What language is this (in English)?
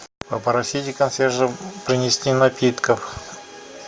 Russian